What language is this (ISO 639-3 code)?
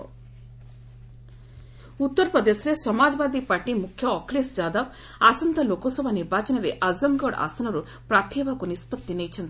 ori